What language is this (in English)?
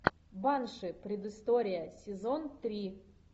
Russian